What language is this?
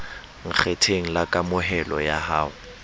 Southern Sotho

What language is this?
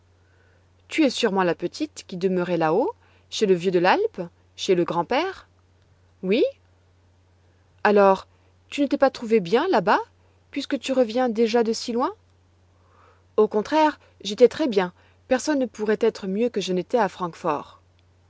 French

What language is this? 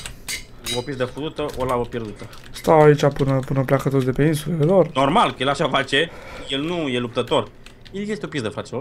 Romanian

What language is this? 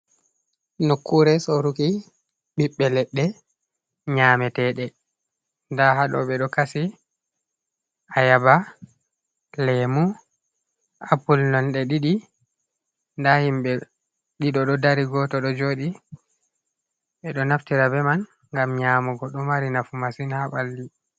Fula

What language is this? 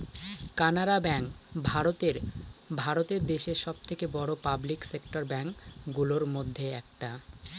Bangla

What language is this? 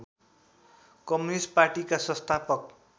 Nepali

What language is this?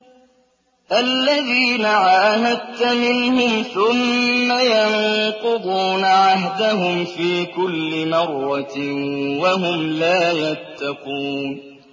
Arabic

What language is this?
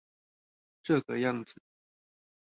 Chinese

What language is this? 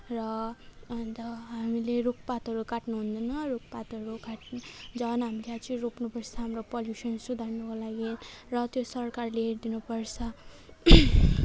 Nepali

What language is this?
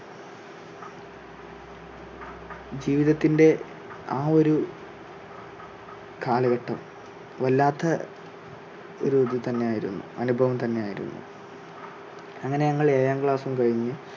Malayalam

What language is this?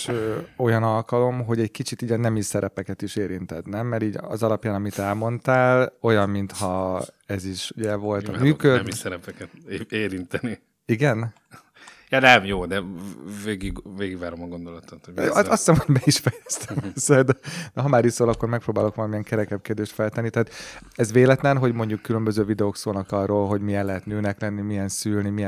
Hungarian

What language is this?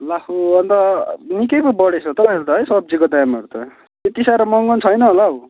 Nepali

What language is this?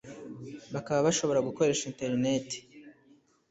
Kinyarwanda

